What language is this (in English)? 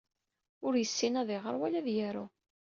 Kabyle